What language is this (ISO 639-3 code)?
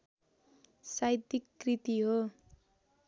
nep